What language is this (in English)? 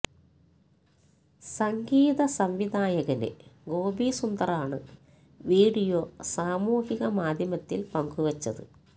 Malayalam